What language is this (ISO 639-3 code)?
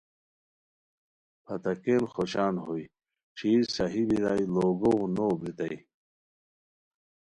khw